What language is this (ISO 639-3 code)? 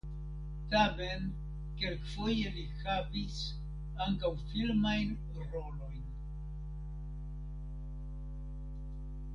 epo